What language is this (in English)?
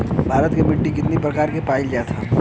Bhojpuri